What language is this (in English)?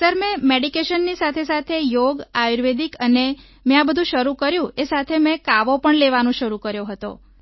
Gujarati